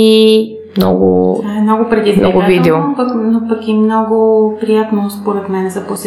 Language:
Bulgarian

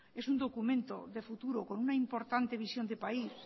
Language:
Spanish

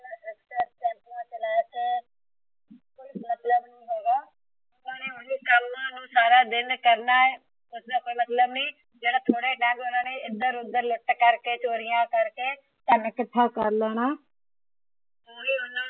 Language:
Punjabi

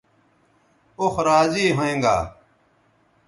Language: Bateri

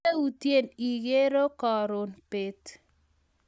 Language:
Kalenjin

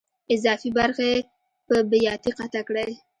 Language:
Pashto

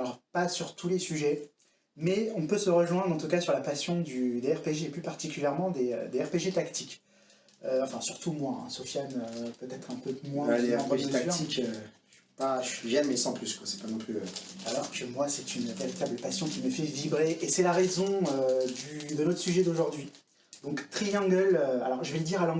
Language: French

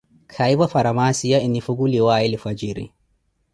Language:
Koti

